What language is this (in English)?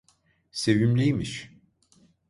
Turkish